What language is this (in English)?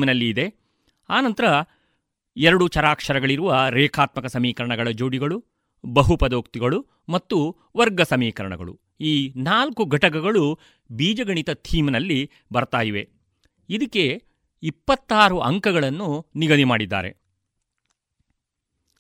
Kannada